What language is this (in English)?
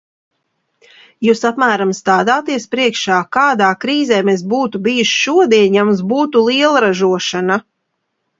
Latvian